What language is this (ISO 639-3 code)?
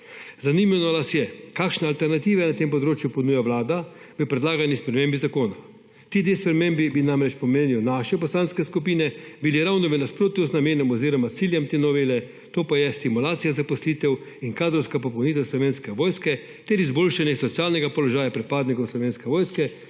slv